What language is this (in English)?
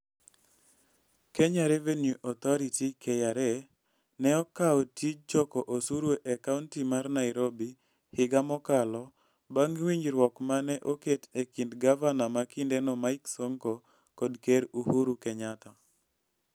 Luo (Kenya and Tanzania)